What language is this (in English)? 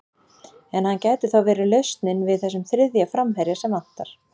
Icelandic